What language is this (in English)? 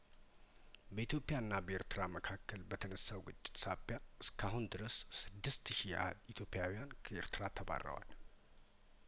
Amharic